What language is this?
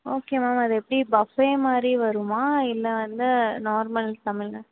Tamil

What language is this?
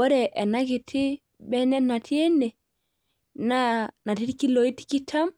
Masai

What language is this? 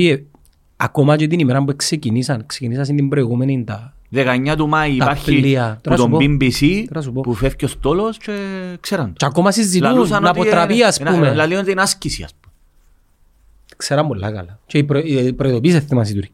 Greek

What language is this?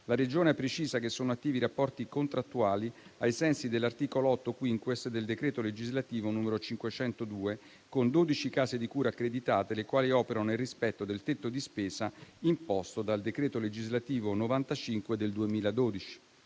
Italian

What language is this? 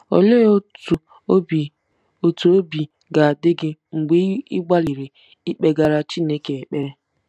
Igbo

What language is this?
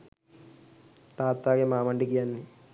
Sinhala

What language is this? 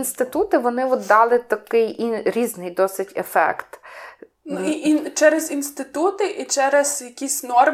Ukrainian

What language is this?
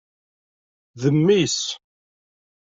Kabyle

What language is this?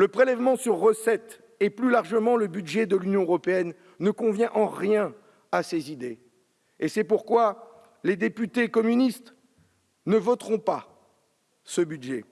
French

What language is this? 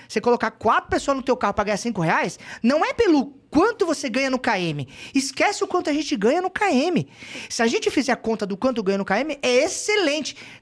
Portuguese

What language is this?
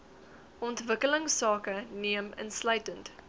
Afrikaans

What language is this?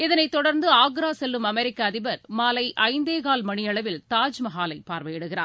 Tamil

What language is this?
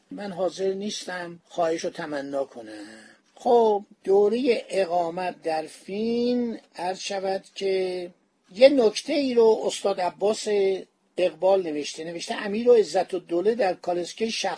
Persian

